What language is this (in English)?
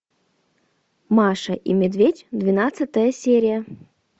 Russian